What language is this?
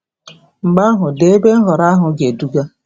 Igbo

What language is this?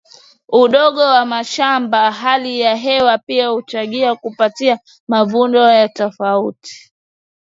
Swahili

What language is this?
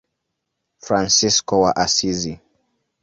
Swahili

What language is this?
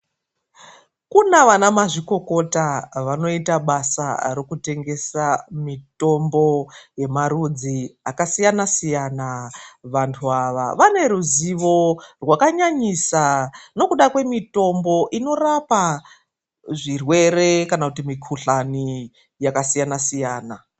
Ndau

